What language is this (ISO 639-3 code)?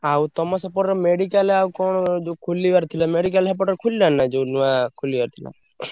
ori